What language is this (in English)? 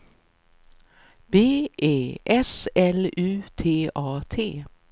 Swedish